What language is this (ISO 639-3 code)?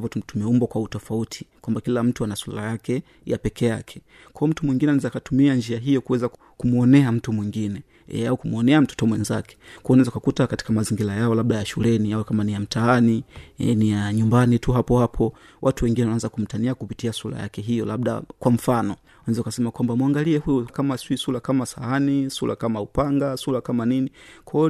swa